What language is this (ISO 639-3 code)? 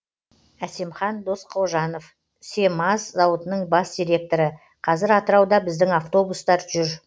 kaz